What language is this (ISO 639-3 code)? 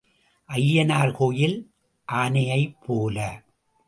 tam